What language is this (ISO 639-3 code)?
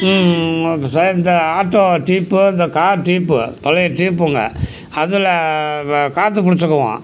tam